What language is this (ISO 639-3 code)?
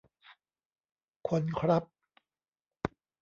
tha